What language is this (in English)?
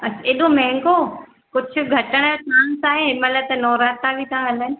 Sindhi